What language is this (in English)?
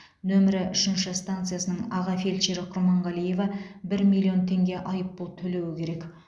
Kazakh